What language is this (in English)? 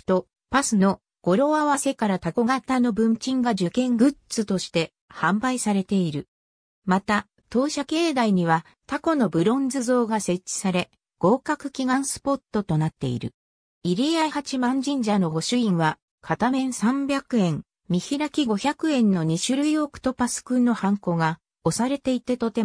Japanese